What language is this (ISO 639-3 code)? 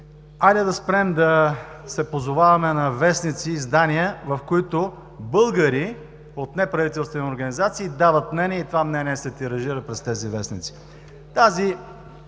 bul